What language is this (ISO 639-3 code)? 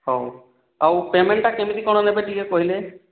ori